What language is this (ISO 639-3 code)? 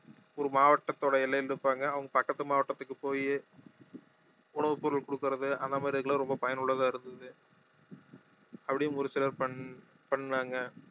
tam